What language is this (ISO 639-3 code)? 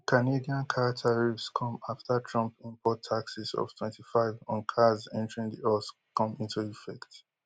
pcm